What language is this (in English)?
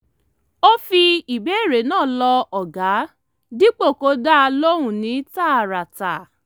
Yoruba